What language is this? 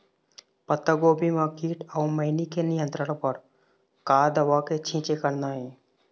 Chhattisgarhi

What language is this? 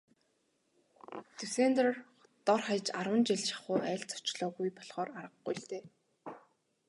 Mongolian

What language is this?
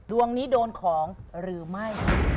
Thai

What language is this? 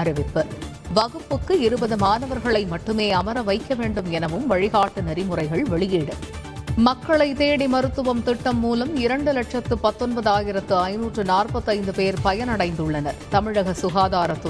Tamil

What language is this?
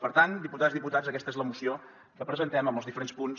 Catalan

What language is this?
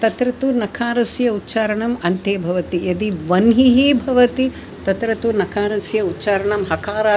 Sanskrit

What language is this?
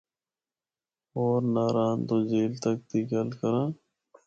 Northern Hindko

